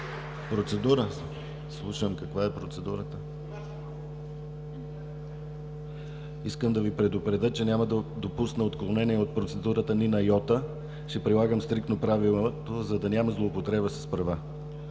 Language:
Bulgarian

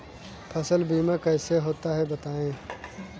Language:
Hindi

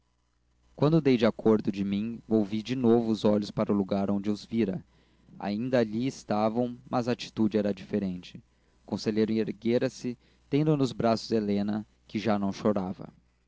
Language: Portuguese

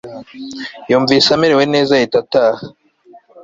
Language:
Kinyarwanda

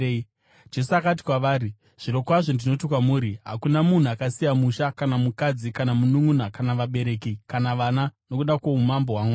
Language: Shona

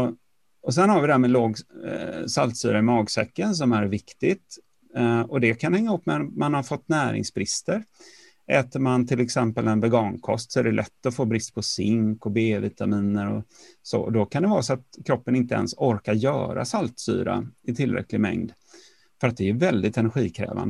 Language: Swedish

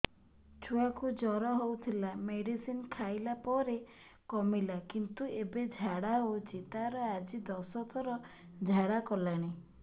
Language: Odia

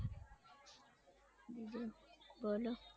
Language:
Gujarati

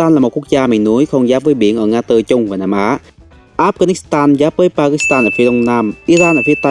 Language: Vietnamese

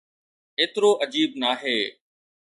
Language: Sindhi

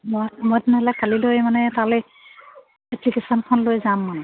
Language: Assamese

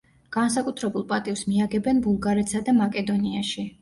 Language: Georgian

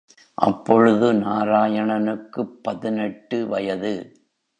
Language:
Tamil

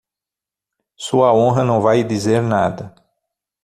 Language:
Portuguese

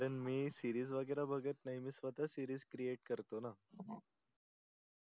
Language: Marathi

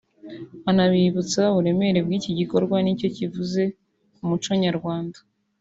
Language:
Kinyarwanda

